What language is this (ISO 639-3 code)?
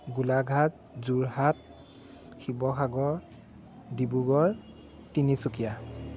asm